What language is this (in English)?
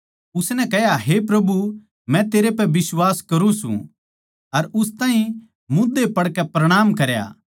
Haryanvi